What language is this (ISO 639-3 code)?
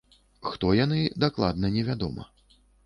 bel